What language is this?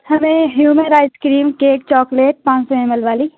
Urdu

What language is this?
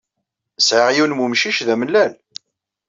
Kabyle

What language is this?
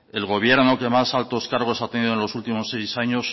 Spanish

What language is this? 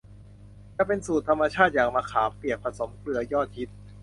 Thai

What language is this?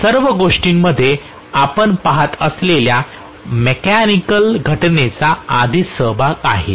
Marathi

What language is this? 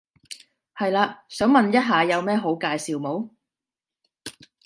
Cantonese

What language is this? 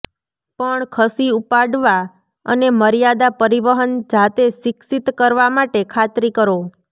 Gujarati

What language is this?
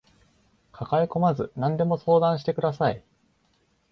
Japanese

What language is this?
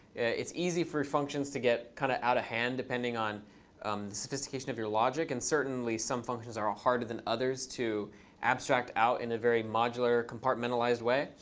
English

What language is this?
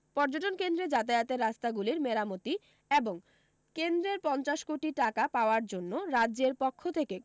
Bangla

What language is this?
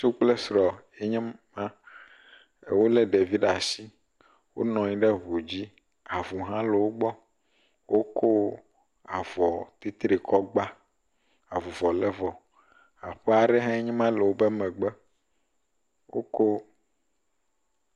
Ewe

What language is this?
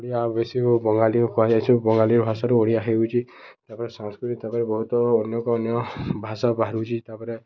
Odia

